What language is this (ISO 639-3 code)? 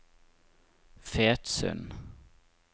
nor